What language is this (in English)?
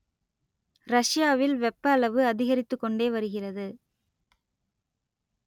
Tamil